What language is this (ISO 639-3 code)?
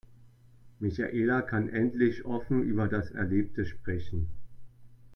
deu